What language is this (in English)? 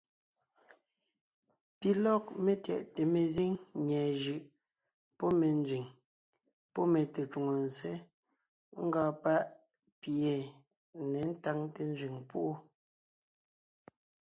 Ngiemboon